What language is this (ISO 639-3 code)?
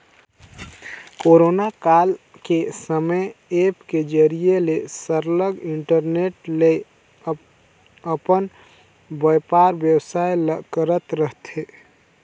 hne